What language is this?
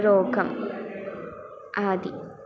Sanskrit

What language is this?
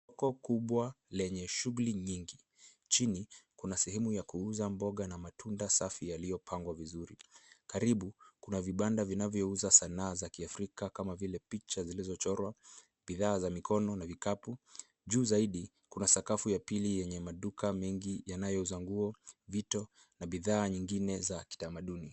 Swahili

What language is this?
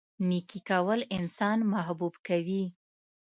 Pashto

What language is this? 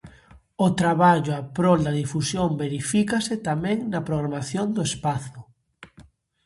Galician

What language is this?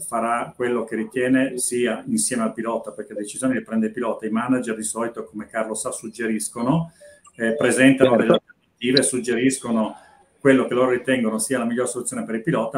Italian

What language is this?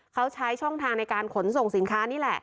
Thai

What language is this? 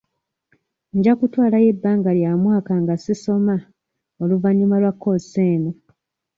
Ganda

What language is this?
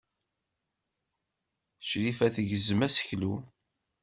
Kabyle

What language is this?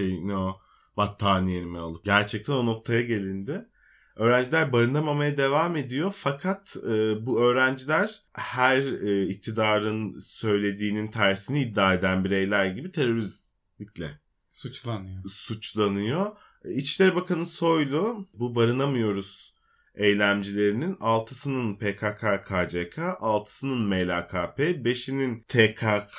Turkish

